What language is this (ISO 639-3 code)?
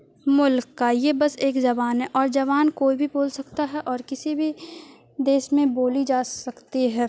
urd